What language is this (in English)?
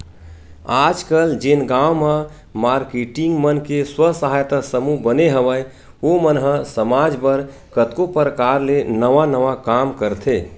Chhattisgarhi